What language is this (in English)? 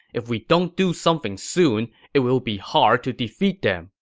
English